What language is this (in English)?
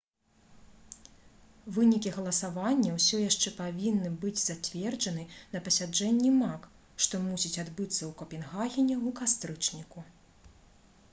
Belarusian